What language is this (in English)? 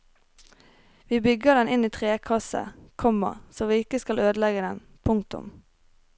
Norwegian